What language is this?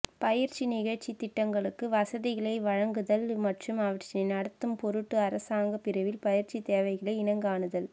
Tamil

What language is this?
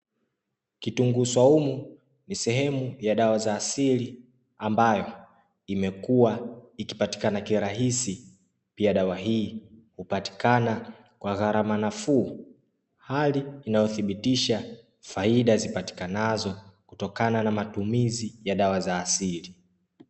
Swahili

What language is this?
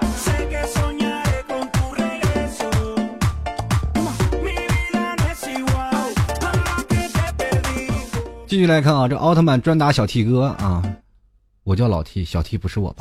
Chinese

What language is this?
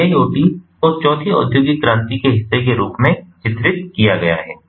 Hindi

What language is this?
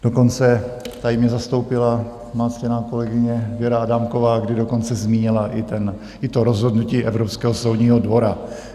Czech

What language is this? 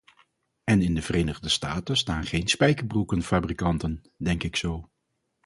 Dutch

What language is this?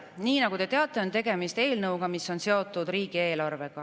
Estonian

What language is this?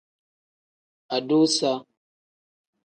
Tem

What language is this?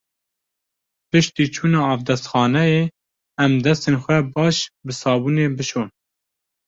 Kurdish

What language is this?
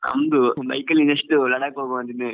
Kannada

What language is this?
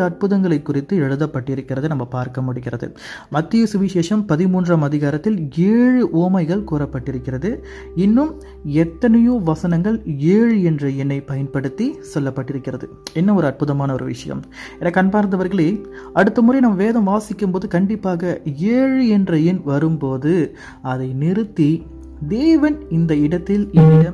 Tamil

